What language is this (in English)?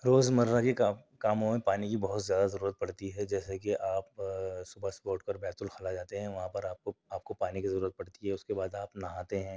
Urdu